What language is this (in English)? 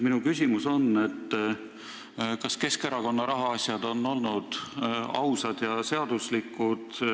Estonian